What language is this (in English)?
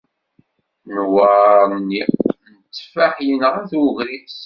Kabyle